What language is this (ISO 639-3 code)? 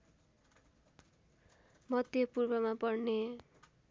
nep